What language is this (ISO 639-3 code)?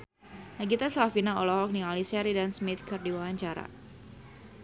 sun